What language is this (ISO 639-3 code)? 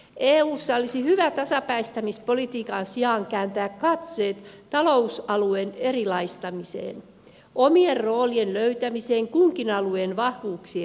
fin